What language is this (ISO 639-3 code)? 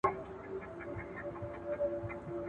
pus